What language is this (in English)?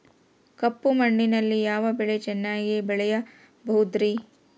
Kannada